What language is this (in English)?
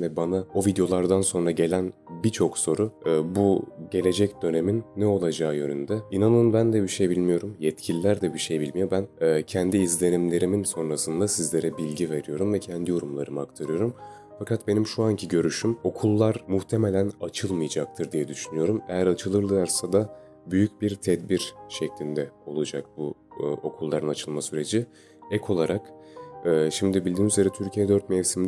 Turkish